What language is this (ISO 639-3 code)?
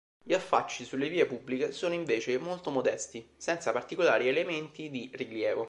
ita